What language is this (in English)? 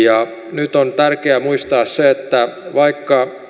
Finnish